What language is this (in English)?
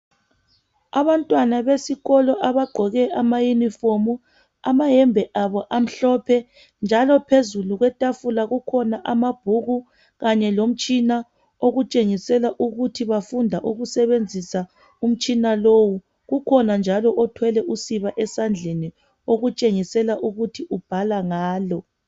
North Ndebele